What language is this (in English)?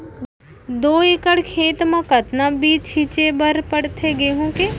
Chhattisgarhi